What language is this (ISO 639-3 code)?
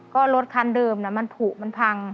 tha